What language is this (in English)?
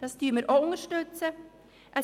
Swiss German